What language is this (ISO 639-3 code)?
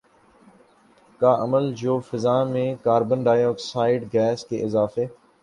urd